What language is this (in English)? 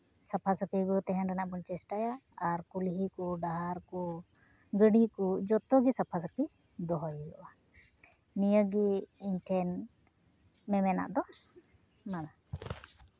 Santali